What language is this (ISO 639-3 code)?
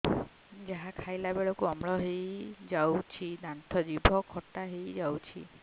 ori